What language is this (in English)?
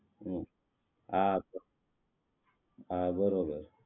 Gujarati